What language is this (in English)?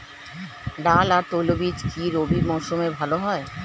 Bangla